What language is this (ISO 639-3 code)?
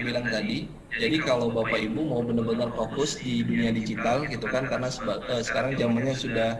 ind